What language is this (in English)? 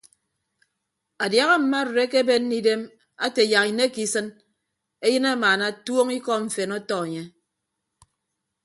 Ibibio